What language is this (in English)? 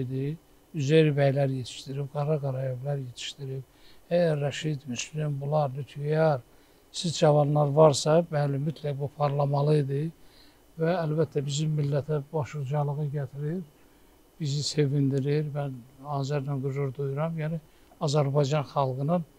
Turkish